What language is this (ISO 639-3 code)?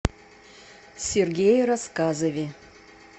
rus